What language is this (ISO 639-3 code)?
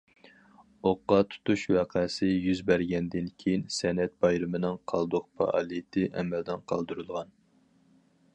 uig